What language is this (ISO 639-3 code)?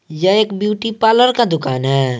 hin